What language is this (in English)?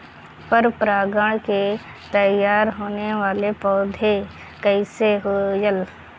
Bhojpuri